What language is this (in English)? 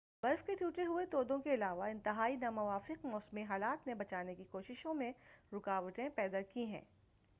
Urdu